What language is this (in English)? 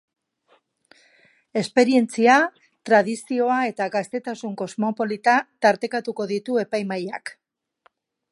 Basque